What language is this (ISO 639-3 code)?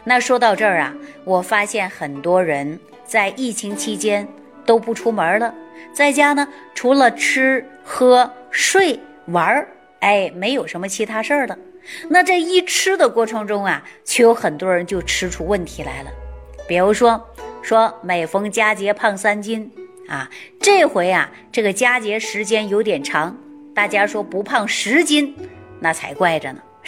zho